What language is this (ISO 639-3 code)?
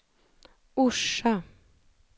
swe